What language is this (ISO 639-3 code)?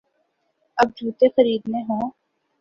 urd